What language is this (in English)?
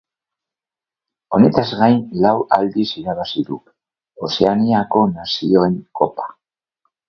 Basque